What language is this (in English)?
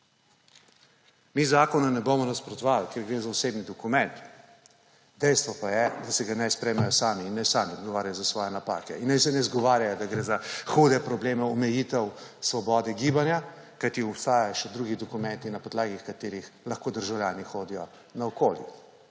Slovenian